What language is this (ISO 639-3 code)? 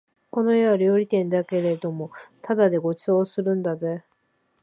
jpn